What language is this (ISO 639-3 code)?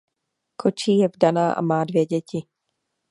ces